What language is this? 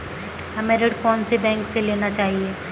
Hindi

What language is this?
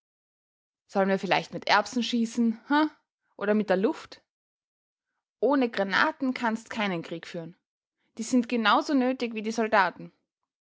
German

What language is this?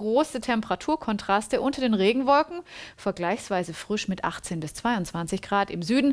German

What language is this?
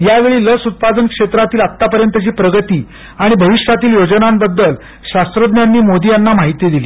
Marathi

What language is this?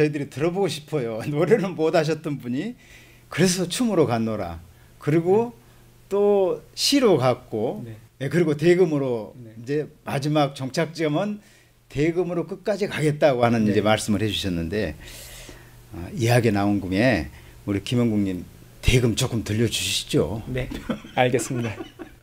Korean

